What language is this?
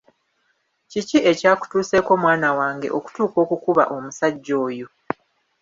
Ganda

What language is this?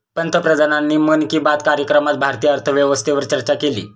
Marathi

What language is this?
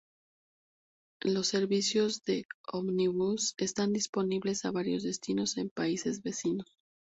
Spanish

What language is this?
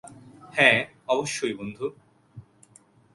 Bangla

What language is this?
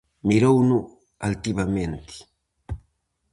Galician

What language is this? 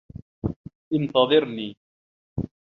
Arabic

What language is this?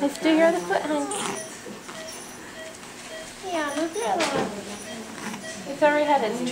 English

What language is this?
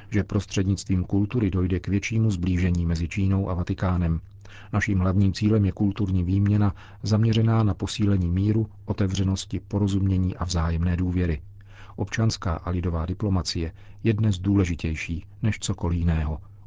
Czech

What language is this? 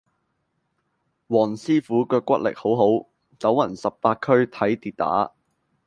Cantonese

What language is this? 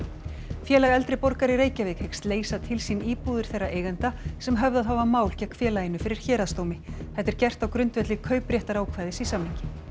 Icelandic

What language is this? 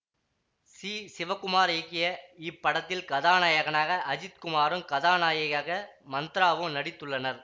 Tamil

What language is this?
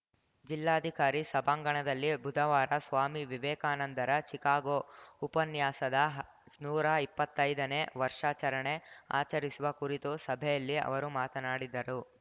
Kannada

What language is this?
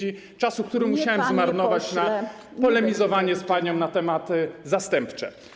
Polish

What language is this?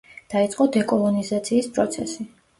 Georgian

